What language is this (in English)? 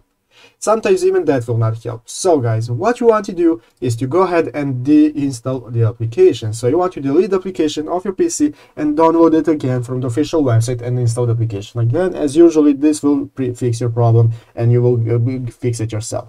English